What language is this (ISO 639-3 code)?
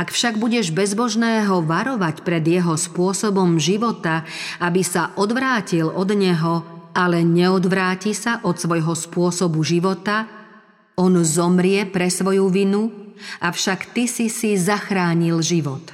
slk